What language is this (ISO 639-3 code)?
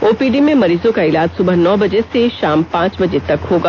hin